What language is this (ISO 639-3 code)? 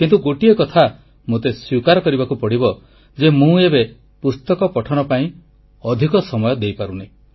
ori